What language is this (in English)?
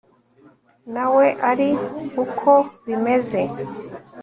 Kinyarwanda